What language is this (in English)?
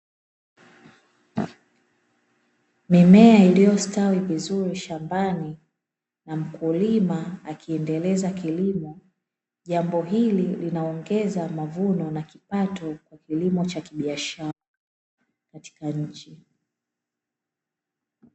Swahili